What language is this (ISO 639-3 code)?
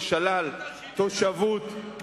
heb